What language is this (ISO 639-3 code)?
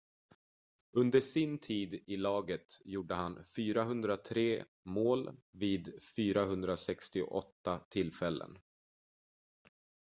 swe